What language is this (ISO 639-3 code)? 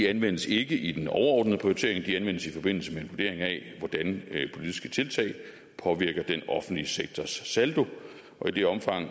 dan